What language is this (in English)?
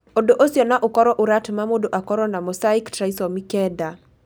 Kikuyu